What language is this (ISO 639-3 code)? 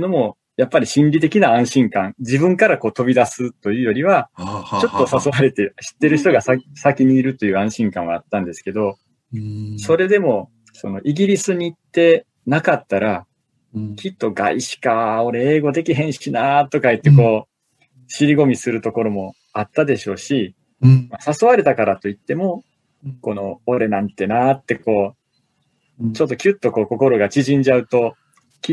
jpn